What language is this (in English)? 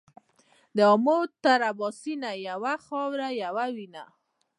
Pashto